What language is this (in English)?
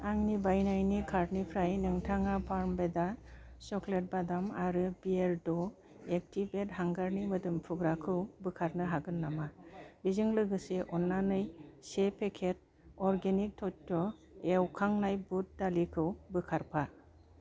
Bodo